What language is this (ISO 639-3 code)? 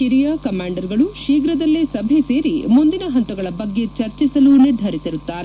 kan